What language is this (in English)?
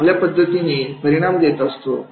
Marathi